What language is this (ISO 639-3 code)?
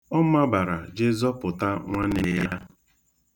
ibo